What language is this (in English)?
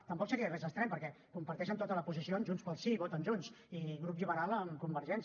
Catalan